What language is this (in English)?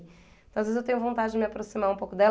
Portuguese